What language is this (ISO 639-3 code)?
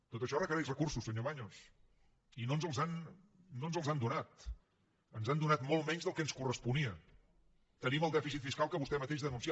cat